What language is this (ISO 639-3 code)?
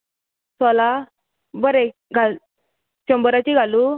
kok